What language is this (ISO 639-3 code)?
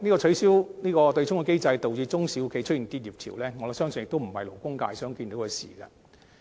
yue